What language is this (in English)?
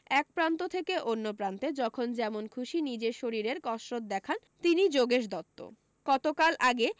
Bangla